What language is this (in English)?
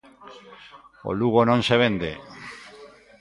Galician